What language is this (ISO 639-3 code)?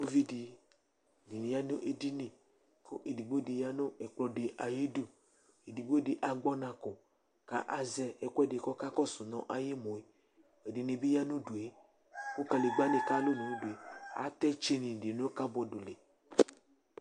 kpo